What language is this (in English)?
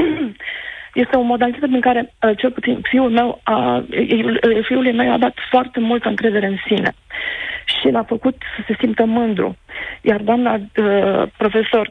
Romanian